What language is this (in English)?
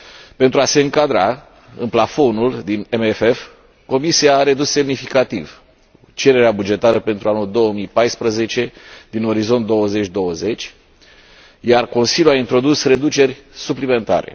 Romanian